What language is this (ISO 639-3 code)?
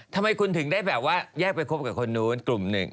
tha